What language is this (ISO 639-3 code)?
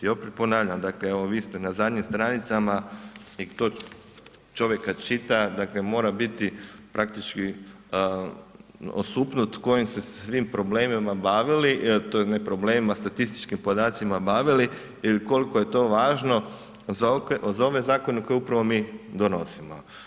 hrv